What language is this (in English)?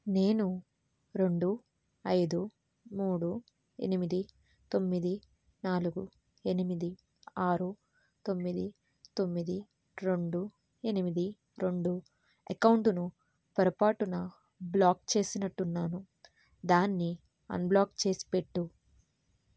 Telugu